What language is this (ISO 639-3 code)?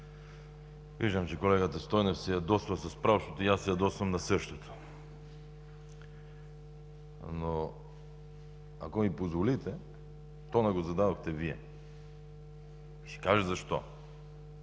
bul